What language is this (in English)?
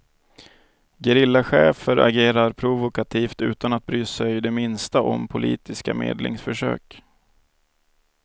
Swedish